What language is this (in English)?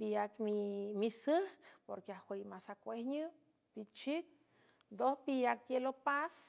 San Francisco Del Mar Huave